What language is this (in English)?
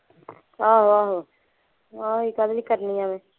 Punjabi